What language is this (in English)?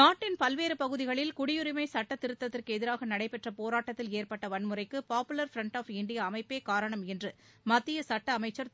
Tamil